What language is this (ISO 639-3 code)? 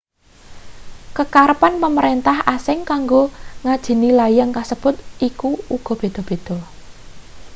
jav